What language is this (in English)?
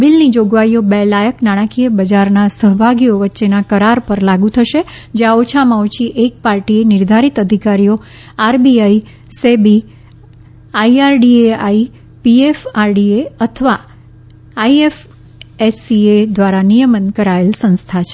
Gujarati